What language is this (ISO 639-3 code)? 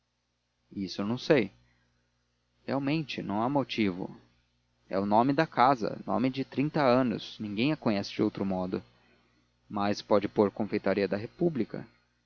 por